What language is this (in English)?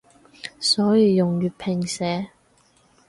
Cantonese